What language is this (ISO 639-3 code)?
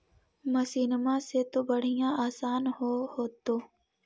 mag